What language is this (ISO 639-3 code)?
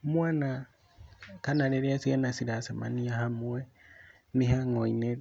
kik